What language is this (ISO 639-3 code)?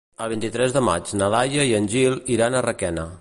cat